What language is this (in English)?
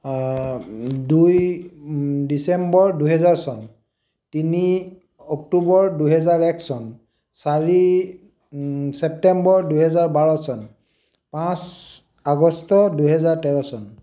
Assamese